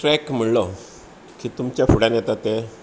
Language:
Konkani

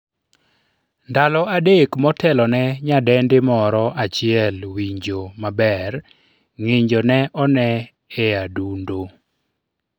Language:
Luo (Kenya and Tanzania)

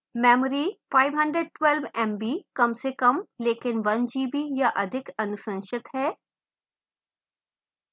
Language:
Hindi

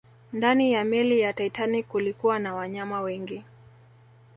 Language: Swahili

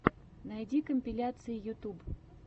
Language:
Russian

